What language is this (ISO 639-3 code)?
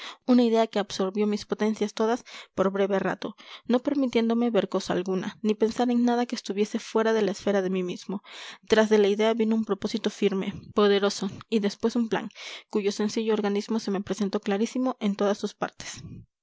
spa